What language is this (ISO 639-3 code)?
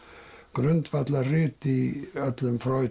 isl